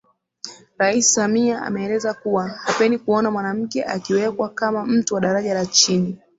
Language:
Swahili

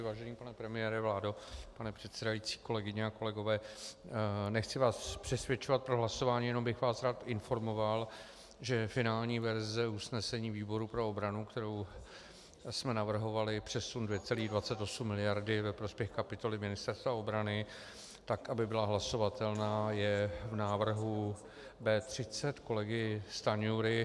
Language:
Czech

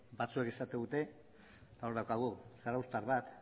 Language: Basque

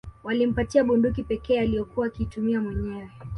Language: Swahili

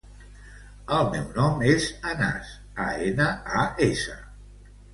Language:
Catalan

